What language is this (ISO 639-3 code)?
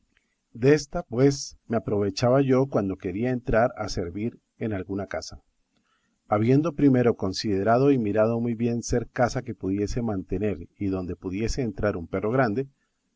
spa